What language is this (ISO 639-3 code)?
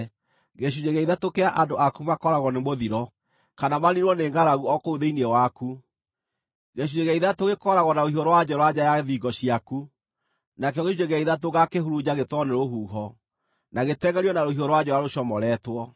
kik